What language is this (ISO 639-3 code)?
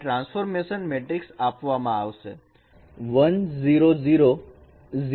guj